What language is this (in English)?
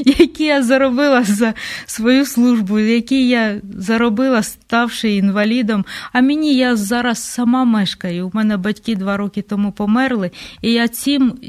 Ukrainian